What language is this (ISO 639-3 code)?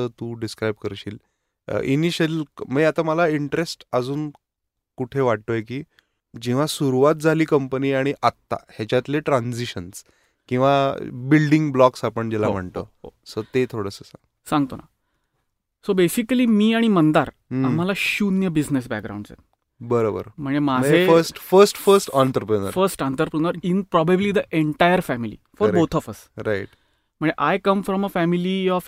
mar